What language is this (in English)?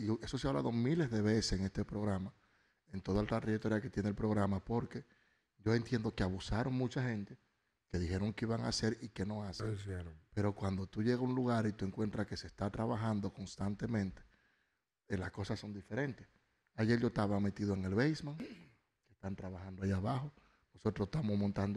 Spanish